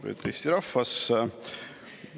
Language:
Estonian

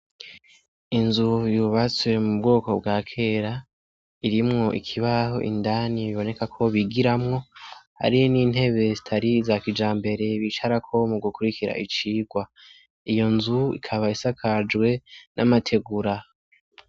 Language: Rundi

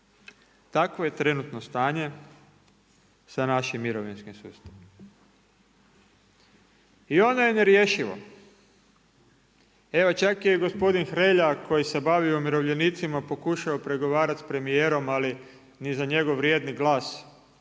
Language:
Croatian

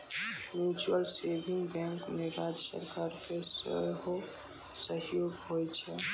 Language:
Maithili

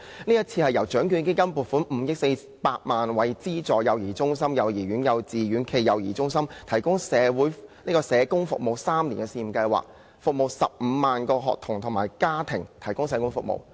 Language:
Cantonese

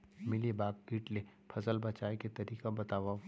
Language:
Chhattisgarhi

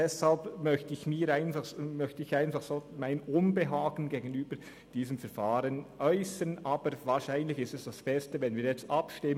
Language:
Swiss German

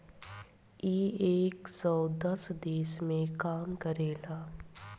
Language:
Bhojpuri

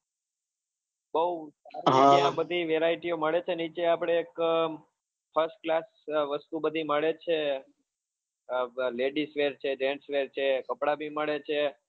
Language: Gujarati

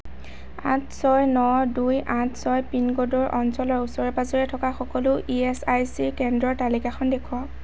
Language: Assamese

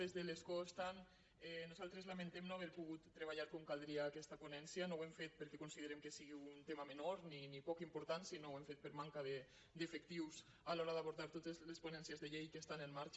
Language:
Catalan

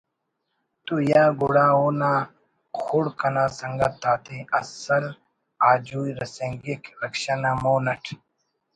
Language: Brahui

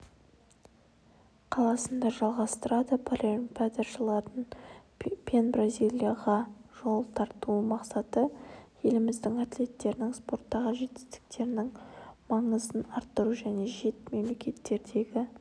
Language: Kazakh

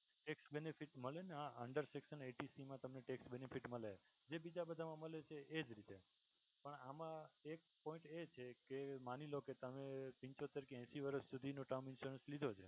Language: Gujarati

